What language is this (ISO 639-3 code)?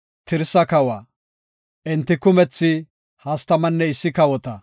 gof